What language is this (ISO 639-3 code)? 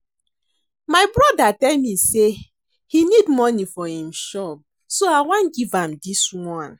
pcm